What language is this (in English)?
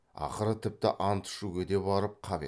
Kazakh